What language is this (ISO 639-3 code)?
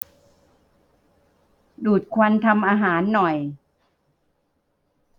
tha